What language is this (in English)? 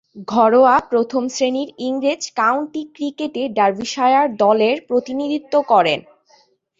Bangla